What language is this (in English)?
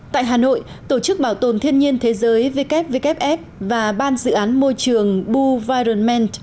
Vietnamese